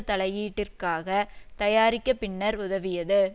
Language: Tamil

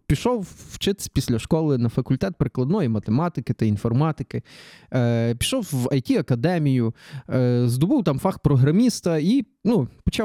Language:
Ukrainian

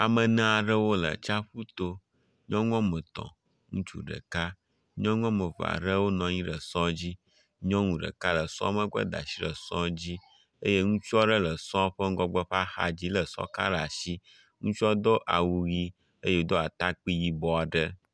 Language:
Ewe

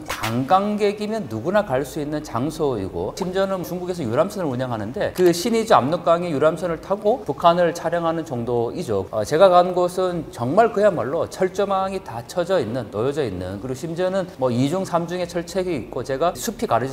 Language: Korean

